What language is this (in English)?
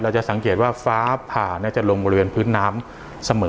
Thai